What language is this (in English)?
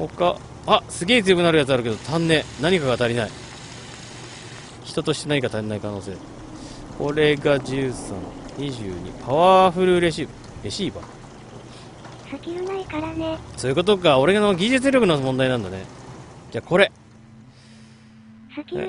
Japanese